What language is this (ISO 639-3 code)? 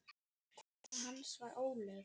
isl